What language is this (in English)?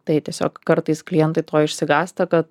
Lithuanian